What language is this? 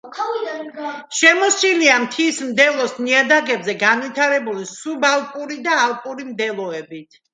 Georgian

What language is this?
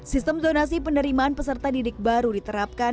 Indonesian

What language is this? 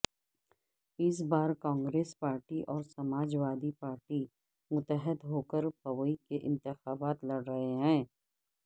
Urdu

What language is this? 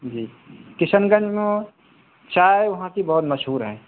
Urdu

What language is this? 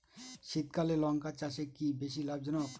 Bangla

